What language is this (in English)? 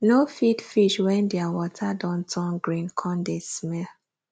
Nigerian Pidgin